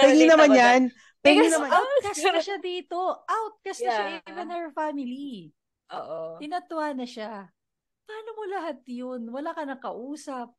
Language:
Filipino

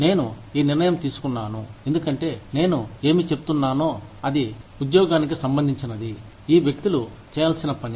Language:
Telugu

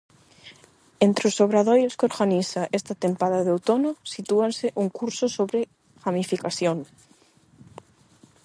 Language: Galician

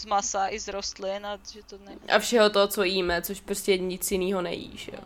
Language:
Czech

